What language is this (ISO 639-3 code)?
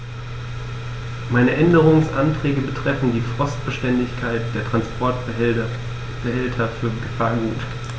deu